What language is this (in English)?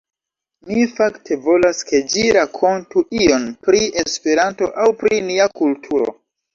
Esperanto